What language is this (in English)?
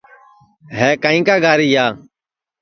Sansi